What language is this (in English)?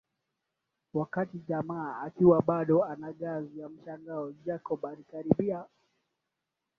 Swahili